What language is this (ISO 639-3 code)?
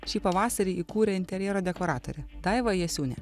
lit